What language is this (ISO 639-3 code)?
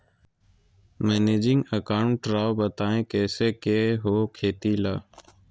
mag